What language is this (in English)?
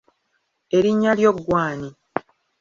Ganda